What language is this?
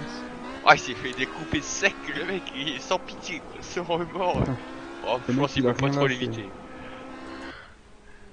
French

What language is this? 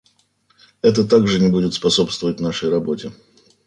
Russian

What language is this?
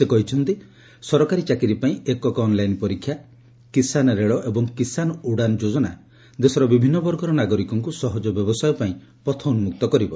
Odia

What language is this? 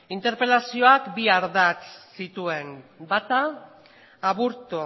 Basque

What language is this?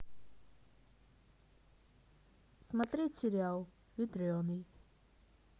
Russian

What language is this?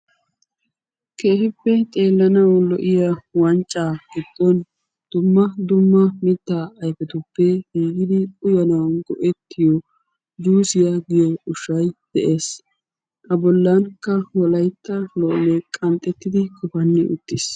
Wolaytta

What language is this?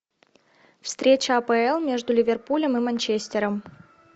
Russian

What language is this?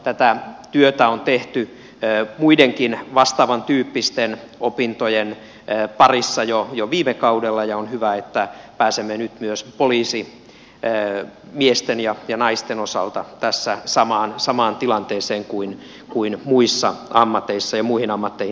Finnish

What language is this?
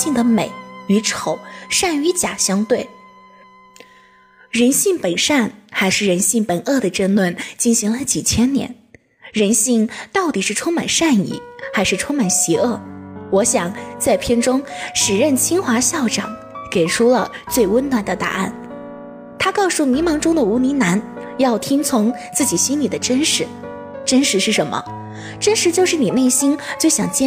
Chinese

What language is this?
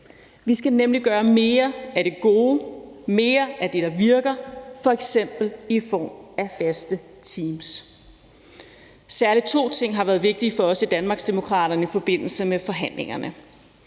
Danish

